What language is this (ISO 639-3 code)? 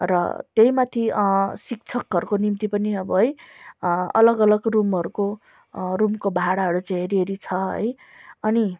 nep